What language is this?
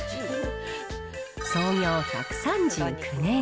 Japanese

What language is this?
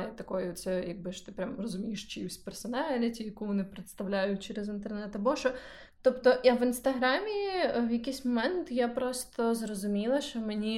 Ukrainian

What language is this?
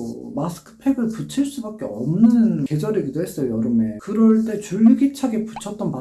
Korean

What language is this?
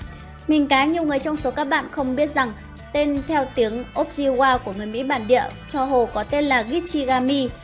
Vietnamese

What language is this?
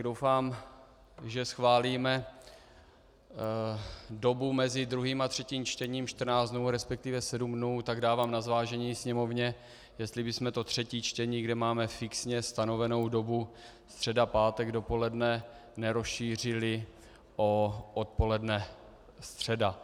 Czech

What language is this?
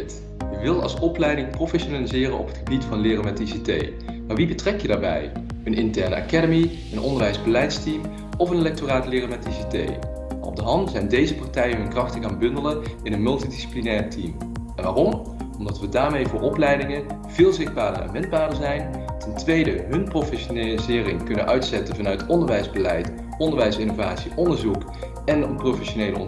Dutch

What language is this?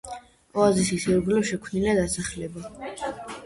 Georgian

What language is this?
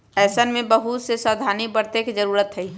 Magahi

